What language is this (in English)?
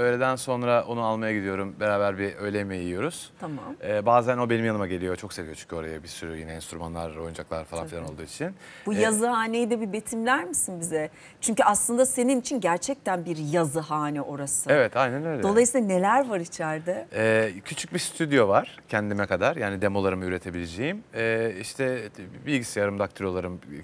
Turkish